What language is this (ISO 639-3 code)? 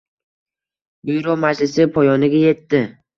uzb